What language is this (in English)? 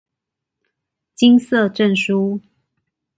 Chinese